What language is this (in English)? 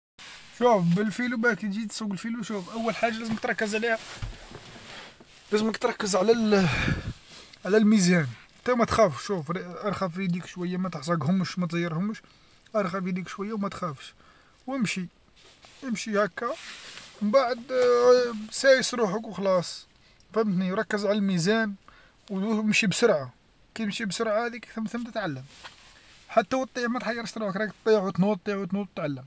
Algerian Arabic